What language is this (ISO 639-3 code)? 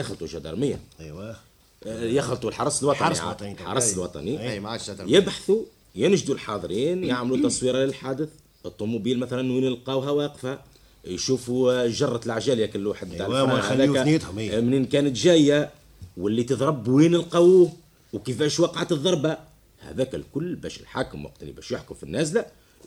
ara